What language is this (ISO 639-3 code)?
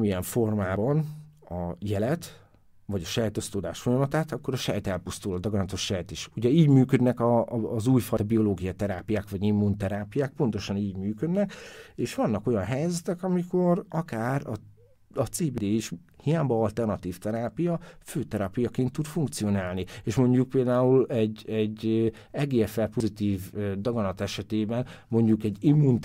hun